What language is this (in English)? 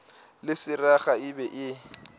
Northern Sotho